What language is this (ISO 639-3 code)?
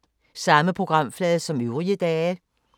dan